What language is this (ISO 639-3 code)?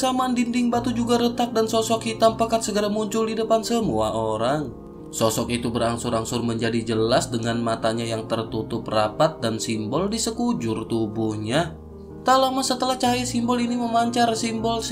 ind